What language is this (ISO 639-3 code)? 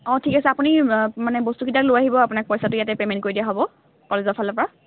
asm